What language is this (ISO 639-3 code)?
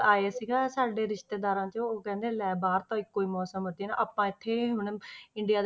pan